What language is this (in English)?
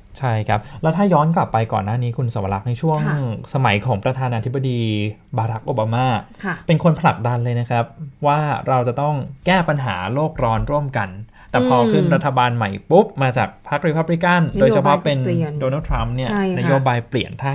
Thai